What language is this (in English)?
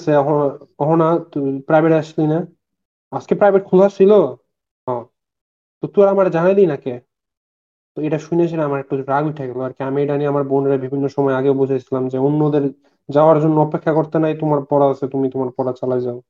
Bangla